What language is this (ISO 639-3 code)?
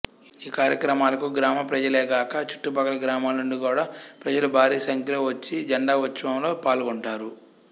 tel